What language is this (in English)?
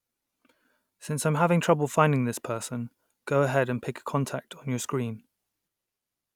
English